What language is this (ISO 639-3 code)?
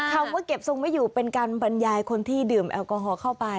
tha